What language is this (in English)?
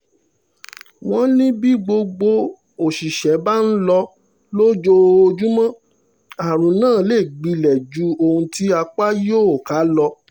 Yoruba